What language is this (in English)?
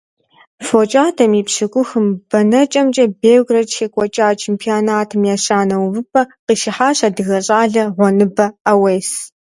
Kabardian